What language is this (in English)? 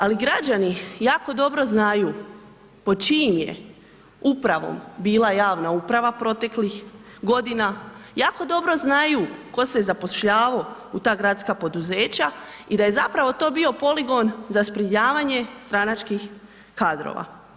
Croatian